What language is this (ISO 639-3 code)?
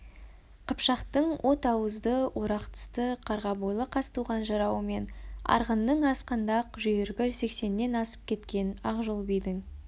kaz